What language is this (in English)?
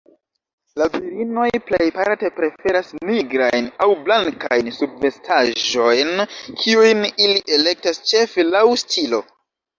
Esperanto